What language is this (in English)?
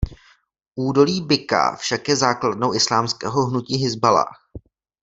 Czech